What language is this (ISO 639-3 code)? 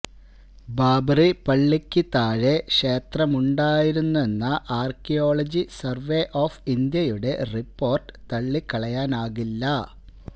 mal